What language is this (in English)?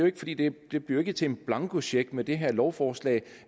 Danish